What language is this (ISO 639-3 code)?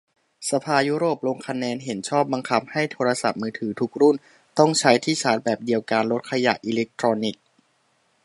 tha